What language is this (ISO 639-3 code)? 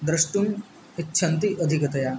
san